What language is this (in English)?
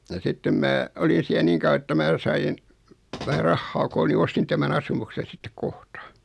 Finnish